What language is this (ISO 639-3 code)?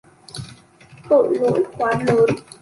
vie